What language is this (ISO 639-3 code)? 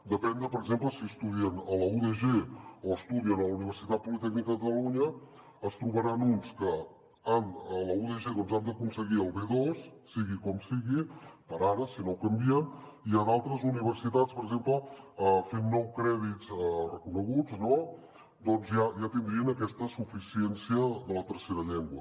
cat